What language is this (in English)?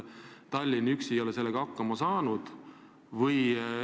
Estonian